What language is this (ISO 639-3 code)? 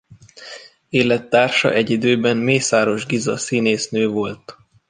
hun